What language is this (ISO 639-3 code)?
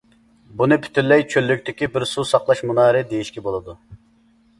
uig